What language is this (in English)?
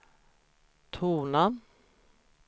Swedish